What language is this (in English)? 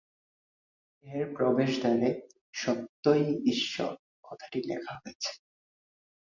Bangla